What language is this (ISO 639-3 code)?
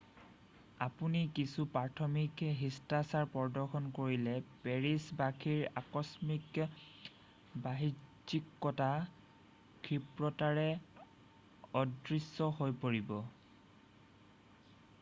asm